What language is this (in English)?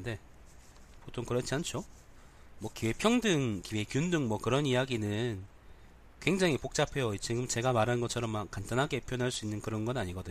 Korean